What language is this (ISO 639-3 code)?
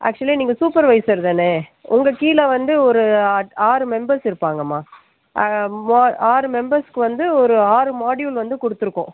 tam